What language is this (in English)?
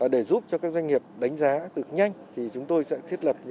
Vietnamese